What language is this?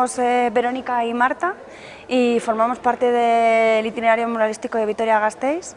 Spanish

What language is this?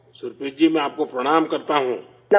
Urdu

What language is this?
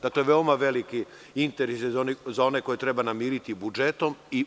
Serbian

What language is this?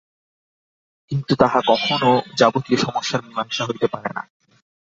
Bangla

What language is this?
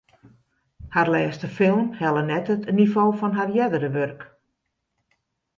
Western Frisian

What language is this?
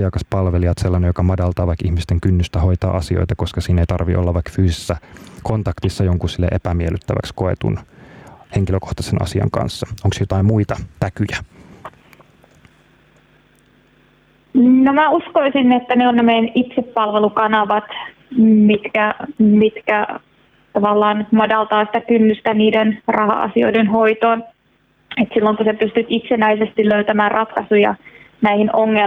Finnish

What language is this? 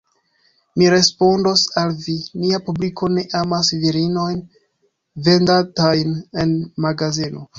Esperanto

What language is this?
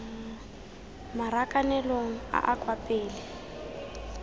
Tswana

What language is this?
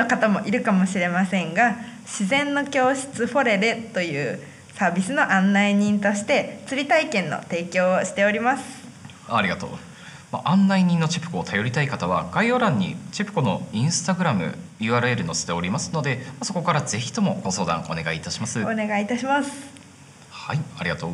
Japanese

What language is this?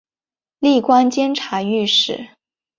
Chinese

